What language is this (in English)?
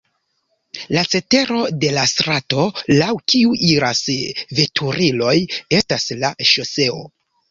Esperanto